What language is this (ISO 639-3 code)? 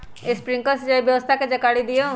mag